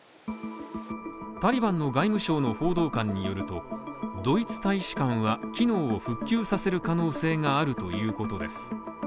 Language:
Japanese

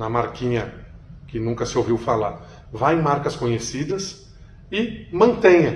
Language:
Portuguese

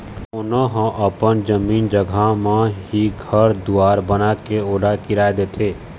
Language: Chhattisgarhi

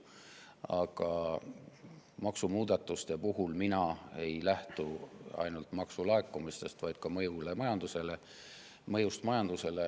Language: Estonian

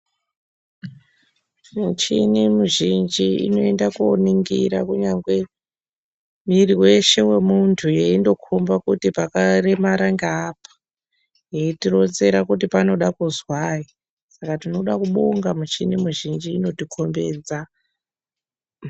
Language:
Ndau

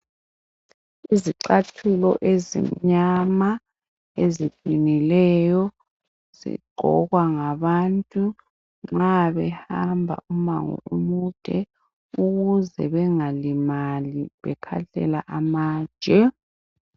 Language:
North Ndebele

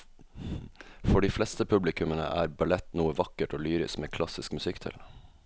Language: Norwegian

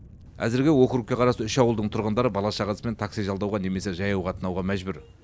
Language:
Kazakh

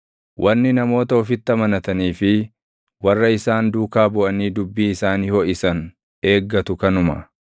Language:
Oromo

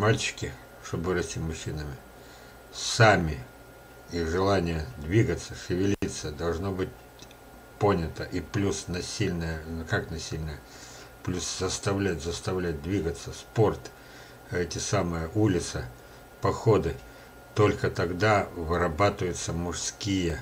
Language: Russian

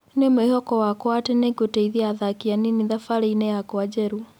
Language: Kikuyu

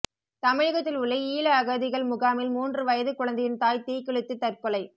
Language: Tamil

